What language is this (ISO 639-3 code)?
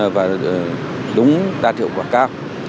vie